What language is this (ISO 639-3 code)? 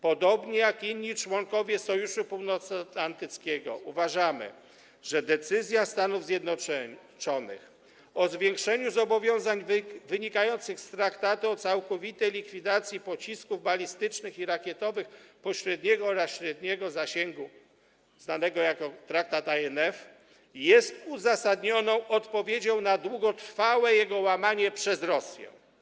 pol